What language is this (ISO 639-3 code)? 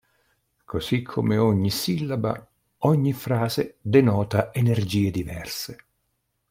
ita